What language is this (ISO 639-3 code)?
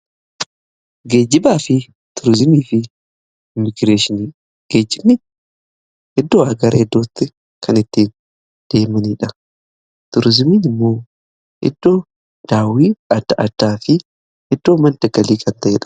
orm